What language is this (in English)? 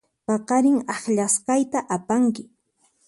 Puno Quechua